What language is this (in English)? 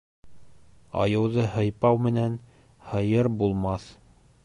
Bashkir